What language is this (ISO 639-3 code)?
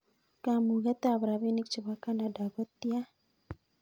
kln